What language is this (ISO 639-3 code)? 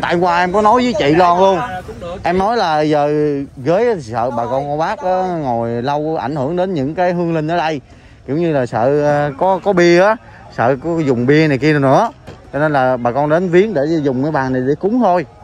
vie